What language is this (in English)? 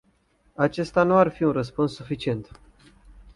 Romanian